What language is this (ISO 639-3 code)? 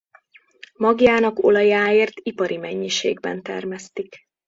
hun